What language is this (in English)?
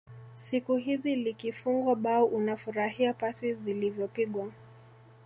Swahili